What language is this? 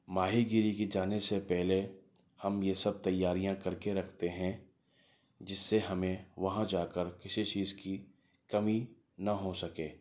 Urdu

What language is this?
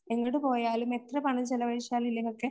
Malayalam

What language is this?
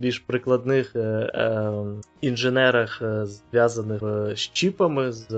Ukrainian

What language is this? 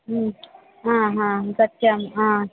Sanskrit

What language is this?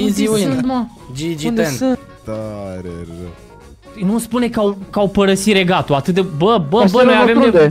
Romanian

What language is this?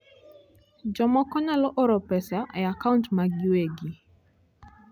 Luo (Kenya and Tanzania)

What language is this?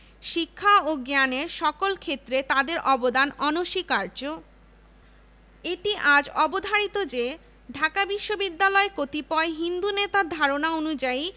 Bangla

